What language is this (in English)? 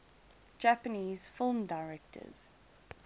English